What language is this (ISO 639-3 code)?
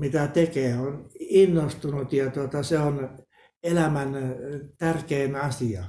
fin